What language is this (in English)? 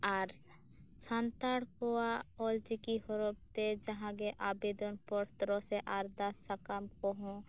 Santali